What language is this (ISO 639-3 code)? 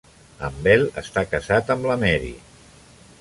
cat